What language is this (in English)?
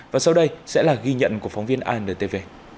Vietnamese